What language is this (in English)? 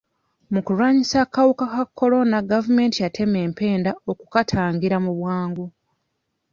Ganda